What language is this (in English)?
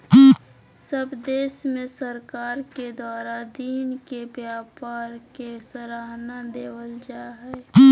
Magahi